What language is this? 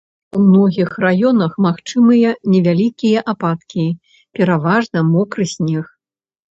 Belarusian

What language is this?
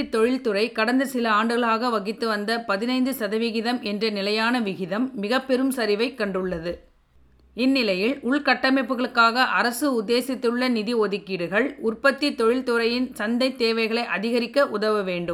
Tamil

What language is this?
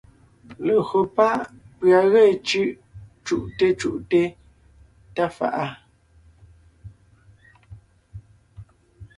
Ngiemboon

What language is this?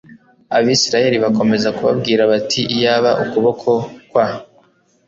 Kinyarwanda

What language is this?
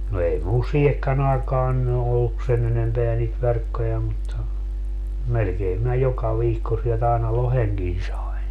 Finnish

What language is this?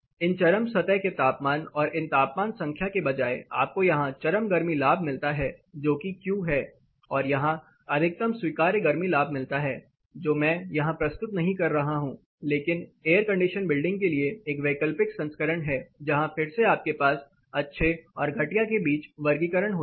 Hindi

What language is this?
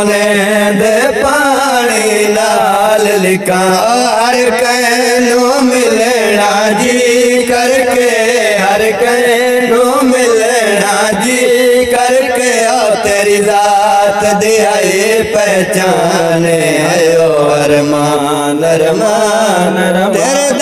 Hindi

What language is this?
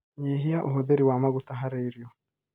Kikuyu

